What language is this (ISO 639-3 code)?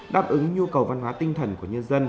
vie